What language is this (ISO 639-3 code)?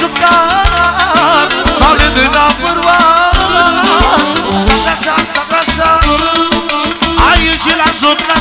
ron